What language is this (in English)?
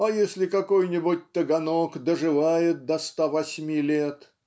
Russian